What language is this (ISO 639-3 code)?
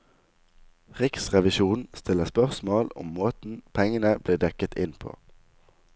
nor